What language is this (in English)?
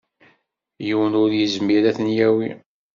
Kabyle